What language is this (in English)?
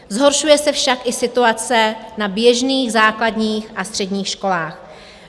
Czech